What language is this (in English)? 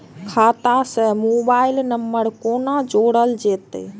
Maithili